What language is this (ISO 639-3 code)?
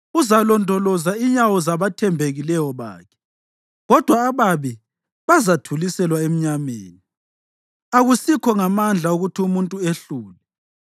nde